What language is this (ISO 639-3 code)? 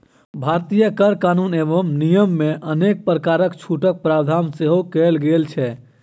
mai